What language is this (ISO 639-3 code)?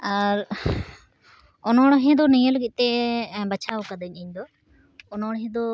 sat